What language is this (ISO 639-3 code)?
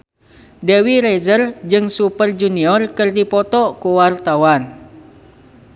sun